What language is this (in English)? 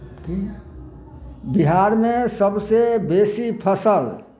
Maithili